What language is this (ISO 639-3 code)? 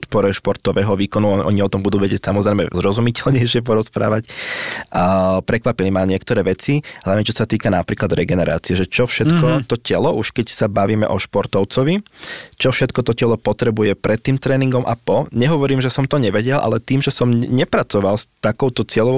slk